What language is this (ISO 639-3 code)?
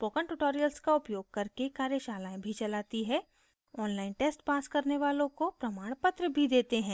hin